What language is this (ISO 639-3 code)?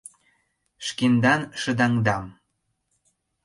chm